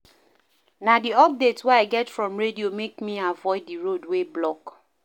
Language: Nigerian Pidgin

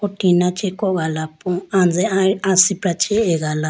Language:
Idu-Mishmi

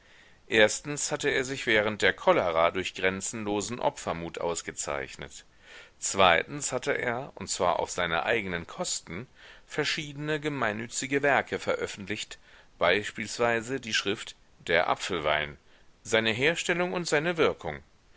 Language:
German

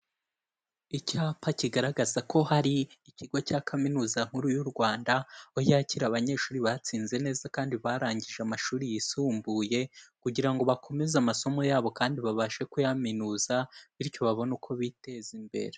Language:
Kinyarwanda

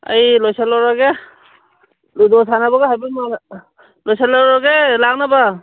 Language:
Manipuri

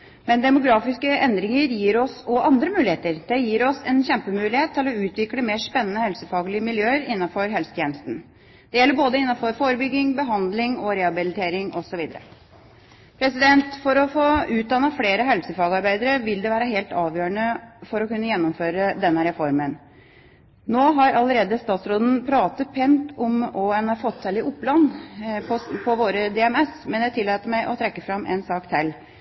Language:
Norwegian Bokmål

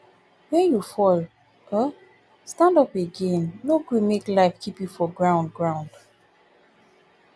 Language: Nigerian Pidgin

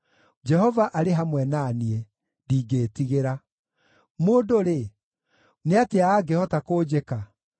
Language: Kikuyu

